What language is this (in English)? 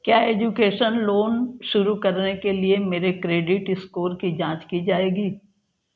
Hindi